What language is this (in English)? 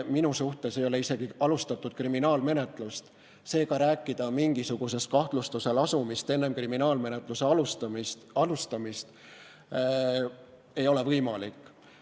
Estonian